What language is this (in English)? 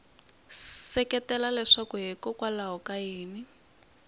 Tsonga